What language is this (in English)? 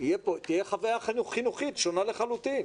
Hebrew